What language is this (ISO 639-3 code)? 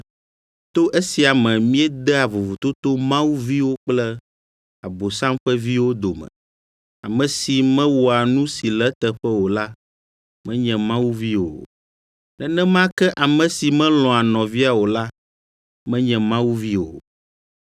ewe